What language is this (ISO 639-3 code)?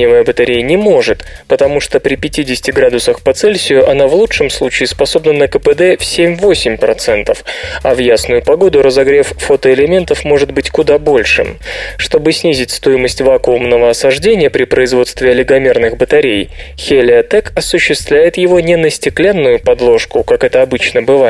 rus